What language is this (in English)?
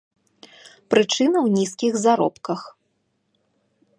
Belarusian